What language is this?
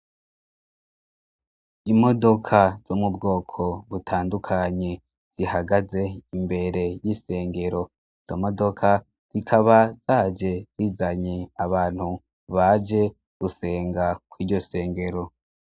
Rundi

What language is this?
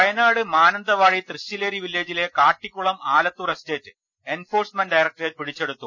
Malayalam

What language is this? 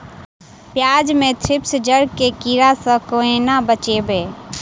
Maithili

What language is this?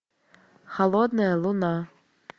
Russian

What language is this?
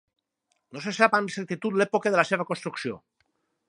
Catalan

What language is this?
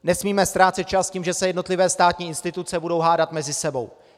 Czech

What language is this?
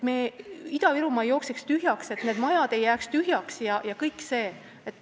Estonian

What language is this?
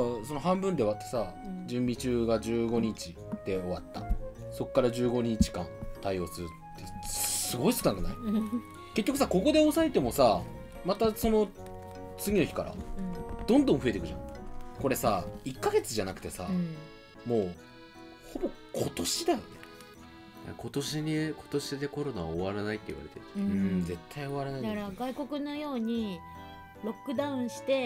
Japanese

